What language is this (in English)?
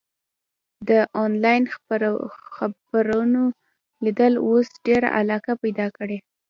Pashto